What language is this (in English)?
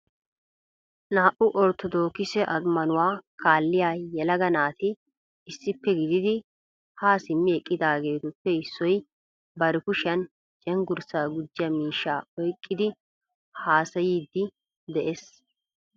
Wolaytta